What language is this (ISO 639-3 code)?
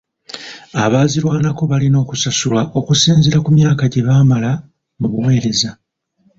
lug